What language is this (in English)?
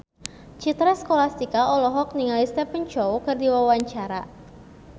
Sundanese